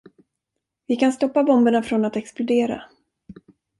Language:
Swedish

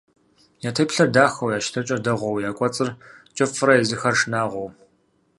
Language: Kabardian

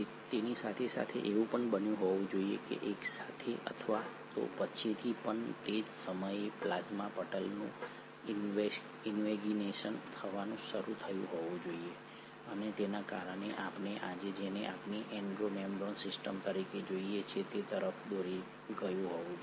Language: Gujarati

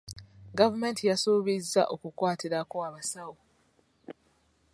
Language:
Ganda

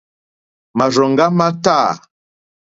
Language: Mokpwe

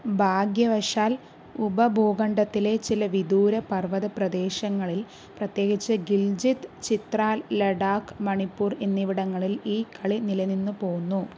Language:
Malayalam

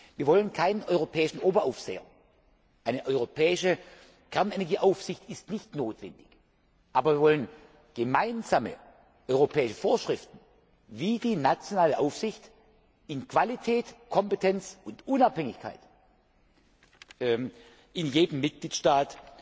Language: German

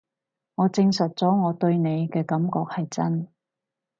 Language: Cantonese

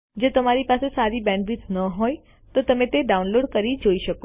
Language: Gujarati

